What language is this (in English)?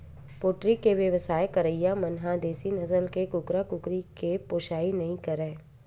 Chhattisgarhi